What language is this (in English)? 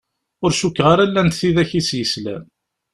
Kabyle